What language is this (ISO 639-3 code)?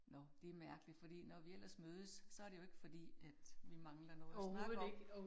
dan